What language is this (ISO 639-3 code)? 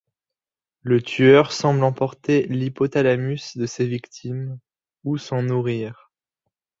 fra